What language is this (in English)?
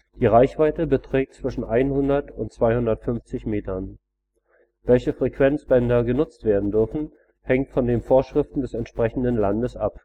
German